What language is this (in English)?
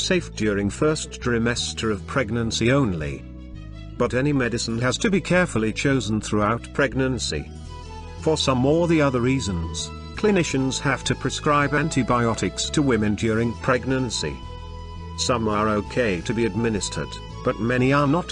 English